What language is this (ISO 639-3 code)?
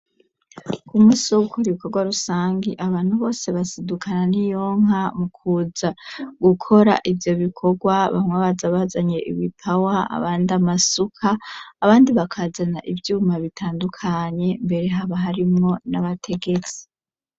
run